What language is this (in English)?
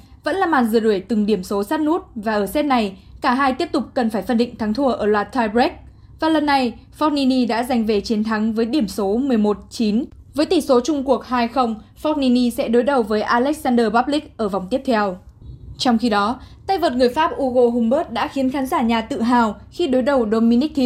Vietnamese